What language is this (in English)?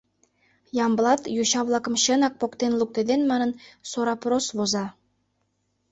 Mari